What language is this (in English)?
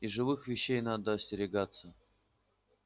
Russian